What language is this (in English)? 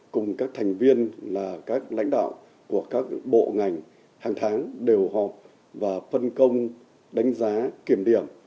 Vietnamese